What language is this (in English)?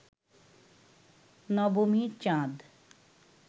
Bangla